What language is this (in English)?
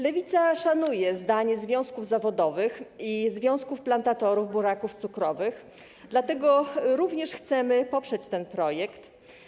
Polish